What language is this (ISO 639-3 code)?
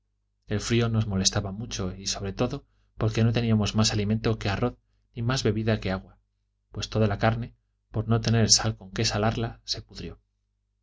spa